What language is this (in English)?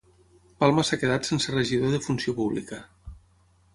Catalan